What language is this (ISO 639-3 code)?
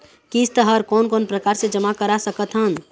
hne